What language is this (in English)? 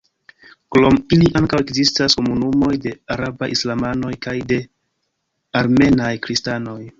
Esperanto